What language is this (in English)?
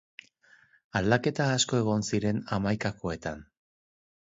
Basque